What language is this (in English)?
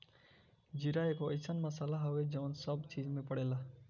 Bhojpuri